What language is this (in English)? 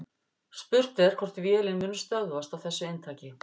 Icelandic